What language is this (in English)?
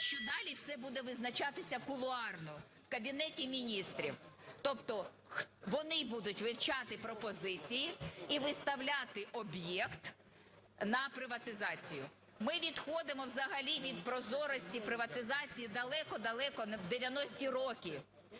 Ukrainian